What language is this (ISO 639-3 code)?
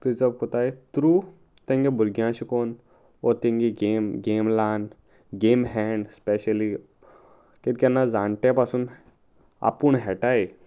kok